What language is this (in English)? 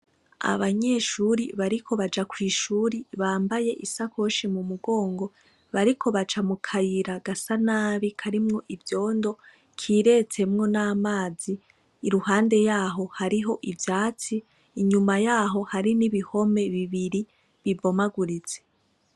Rundi